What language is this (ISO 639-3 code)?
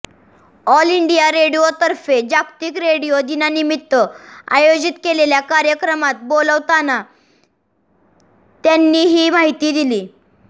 mar